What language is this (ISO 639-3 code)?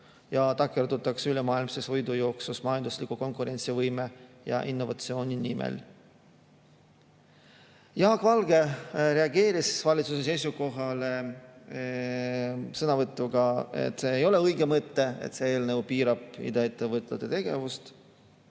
est